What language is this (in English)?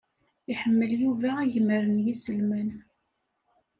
Kabyle